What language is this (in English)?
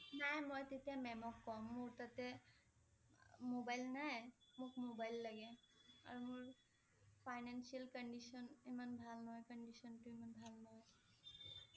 Assamese